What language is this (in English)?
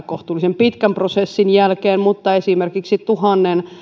Finnish